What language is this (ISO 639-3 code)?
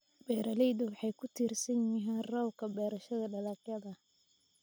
som